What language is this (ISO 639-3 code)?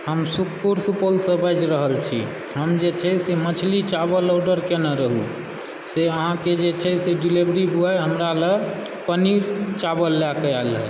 mai